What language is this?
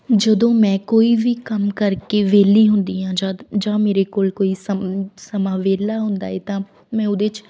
Punjabi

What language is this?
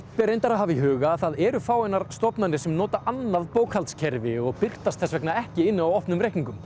Icelandic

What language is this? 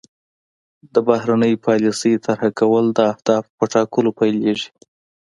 Pashto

